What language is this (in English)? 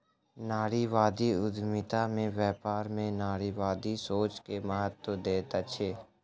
Maithili